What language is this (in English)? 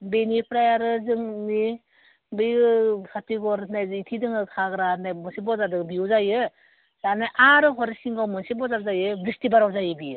Bodo